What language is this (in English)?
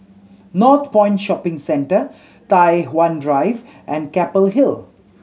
English